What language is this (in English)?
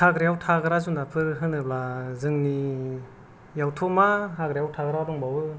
Bodo